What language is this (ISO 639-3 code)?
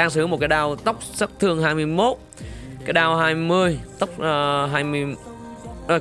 vie